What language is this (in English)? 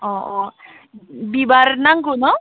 Bodo